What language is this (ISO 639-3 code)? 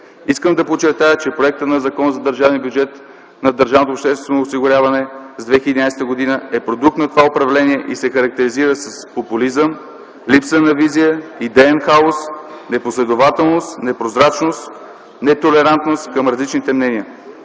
bul